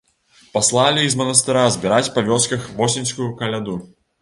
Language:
Belarusian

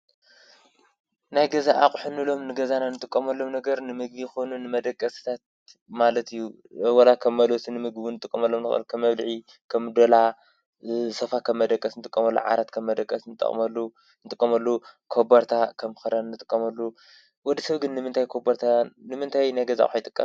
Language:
Tigrinya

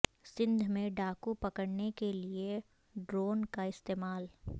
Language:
Urdu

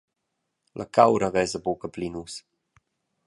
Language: Romansh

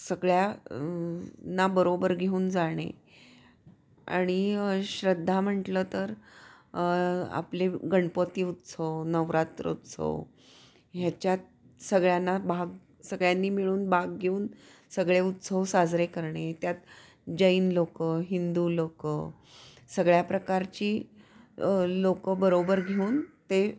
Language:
Marathi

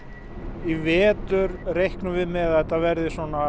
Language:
Icelandic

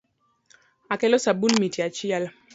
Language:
Luo (Kenya and Tanzania)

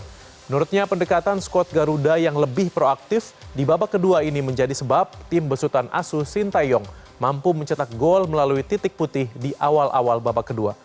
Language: Indonesian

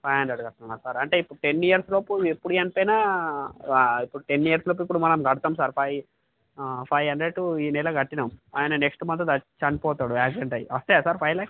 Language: Telugu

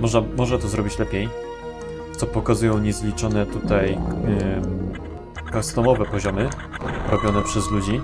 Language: Polish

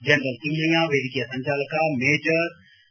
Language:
Kannada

